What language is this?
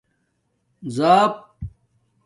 Domaaki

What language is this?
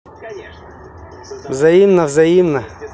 Russian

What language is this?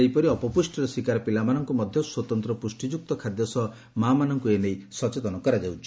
Odia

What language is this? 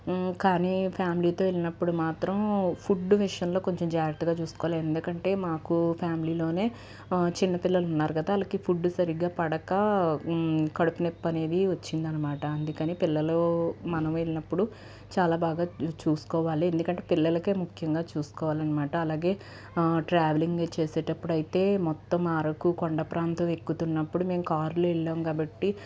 Telugu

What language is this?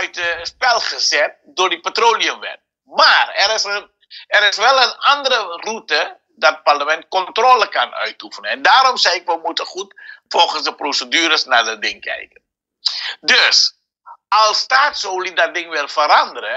Dutch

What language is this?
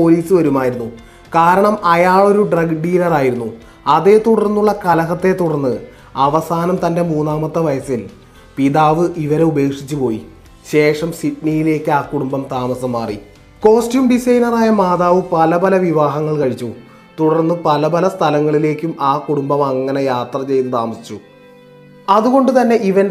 Malayalam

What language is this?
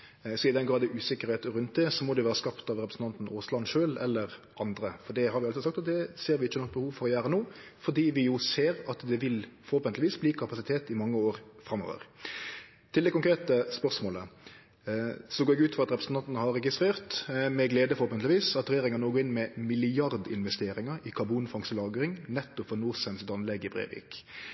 Norwegian Nynorsk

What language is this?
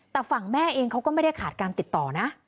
Thai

